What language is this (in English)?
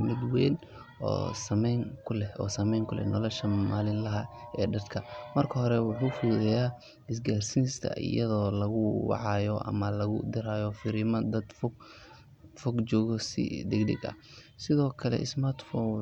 Somali